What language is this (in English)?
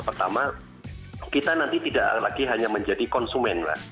Indonesian